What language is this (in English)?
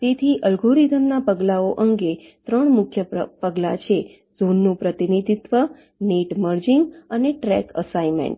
Gujarati